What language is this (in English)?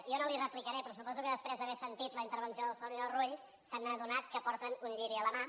Catalan